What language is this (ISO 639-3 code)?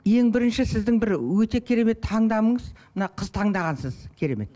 kaz